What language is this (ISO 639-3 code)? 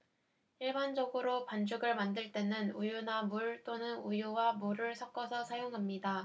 kor